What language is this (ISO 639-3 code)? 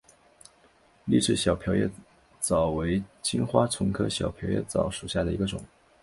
zho